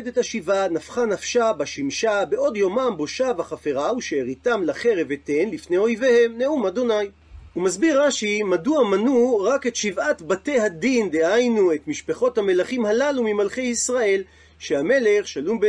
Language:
Hebrew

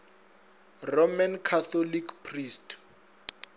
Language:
Northern Sotho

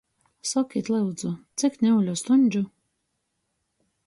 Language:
Latgalian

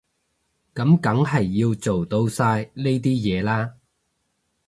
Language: Cantonese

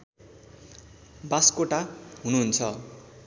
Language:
Nepali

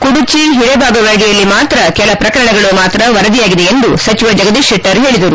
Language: Kannada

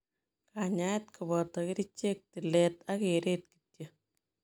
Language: Kalenjin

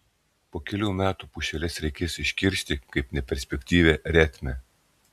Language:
Lithuanian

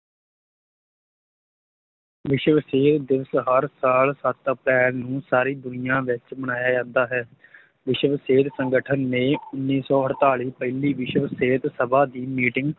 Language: Punjabi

